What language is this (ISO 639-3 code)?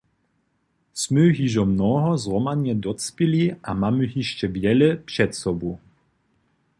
hsb